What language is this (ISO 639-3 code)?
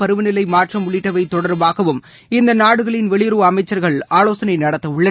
tam